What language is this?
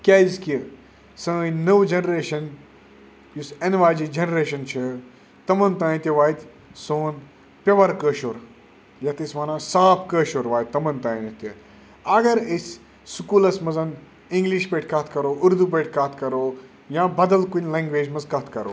Kashmiri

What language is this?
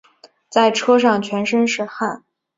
Chinese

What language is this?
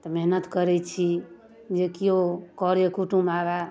Maithili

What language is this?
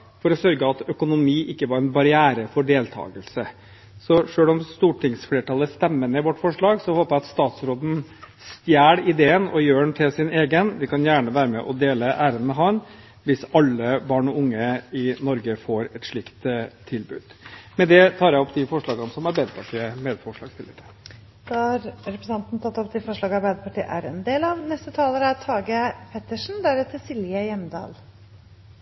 Norwegian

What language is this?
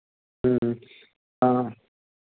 Hindi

